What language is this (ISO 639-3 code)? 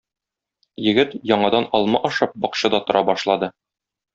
tat